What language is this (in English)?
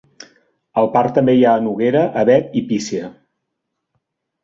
Catalan